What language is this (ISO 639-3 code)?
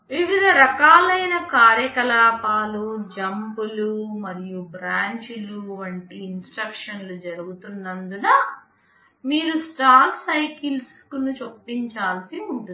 tel